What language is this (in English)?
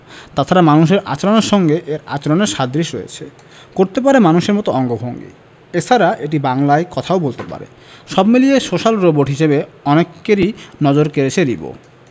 Bangla